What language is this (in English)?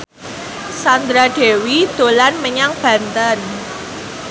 Javanese